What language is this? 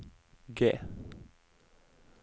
Norwegian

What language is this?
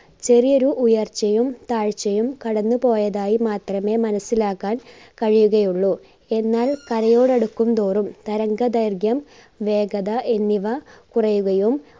Malayalam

